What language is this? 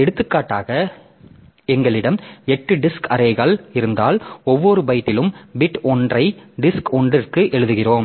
Tamil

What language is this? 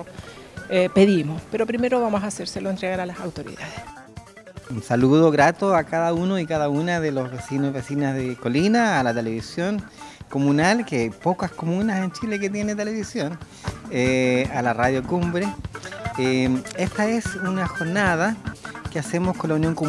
Spanish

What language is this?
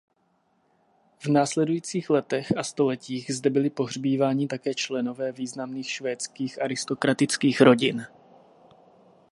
Czech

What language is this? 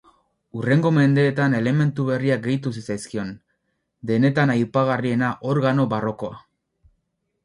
Basque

